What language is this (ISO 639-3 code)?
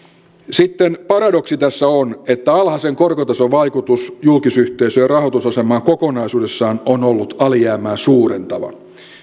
fin